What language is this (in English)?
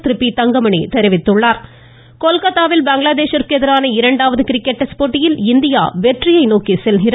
Tamil